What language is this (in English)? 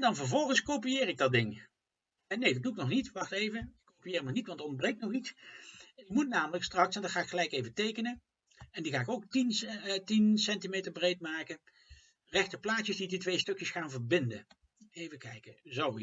Dutch